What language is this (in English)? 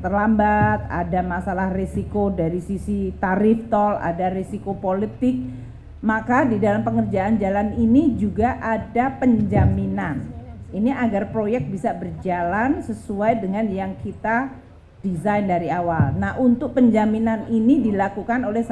Indonesian